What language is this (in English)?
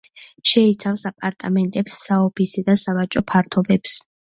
Georgian